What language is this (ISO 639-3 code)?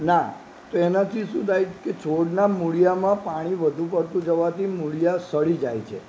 guj